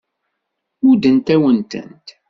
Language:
Kabyle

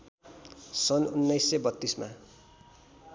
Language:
Nepali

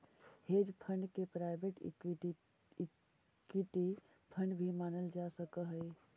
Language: Magahi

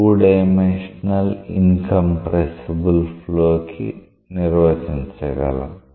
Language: Telugu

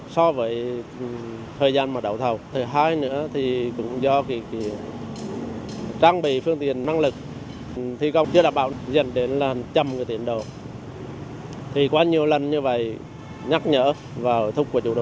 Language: Vietnamese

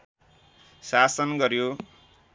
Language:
Nepali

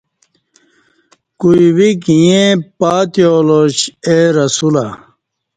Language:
Kati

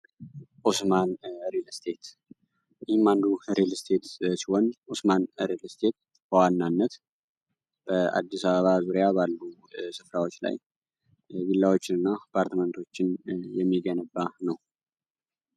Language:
Amharic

